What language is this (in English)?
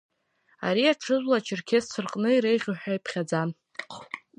Abkhazian